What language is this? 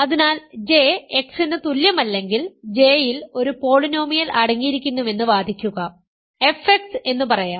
Malayalam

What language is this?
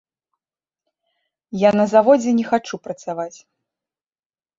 Belarusian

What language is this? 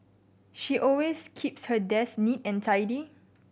English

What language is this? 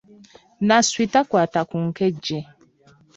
Ganda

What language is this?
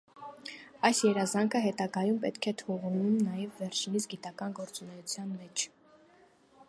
Armenian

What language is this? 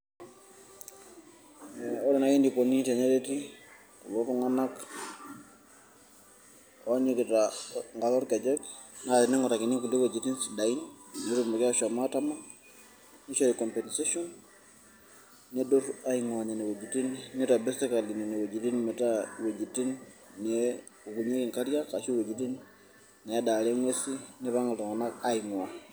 Masai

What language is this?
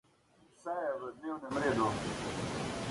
Slovenian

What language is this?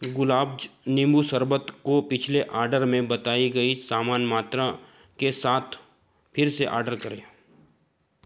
Hindi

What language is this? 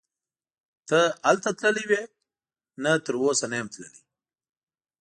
Pashto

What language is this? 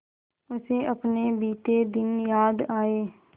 Hindi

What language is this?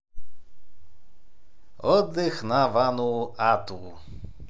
Russian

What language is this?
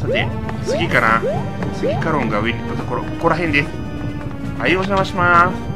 Japanese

